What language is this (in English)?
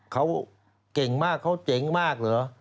Thai